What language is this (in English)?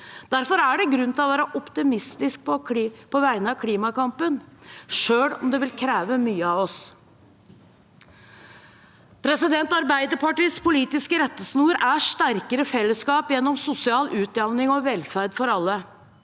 Norwegian